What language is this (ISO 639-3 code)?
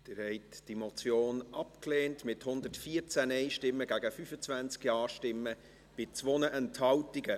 gsw